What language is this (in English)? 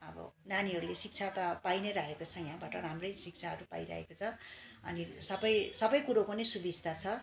Nepali